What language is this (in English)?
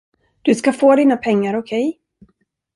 Swedish